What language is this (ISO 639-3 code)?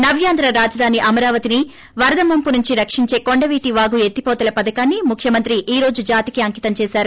tel